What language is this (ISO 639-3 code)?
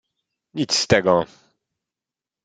pol